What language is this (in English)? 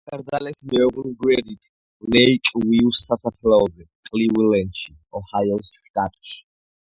Georgian